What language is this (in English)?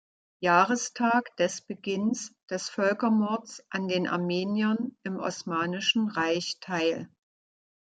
German